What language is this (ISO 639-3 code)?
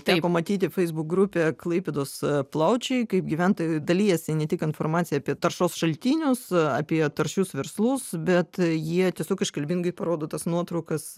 lit